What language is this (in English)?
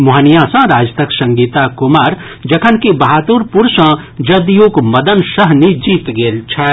Maithili